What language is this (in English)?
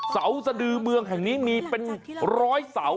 Thai